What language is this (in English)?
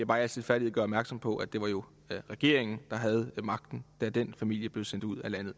Danish